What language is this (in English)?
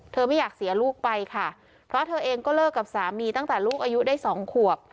Thai